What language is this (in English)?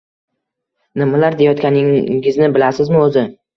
Uzbek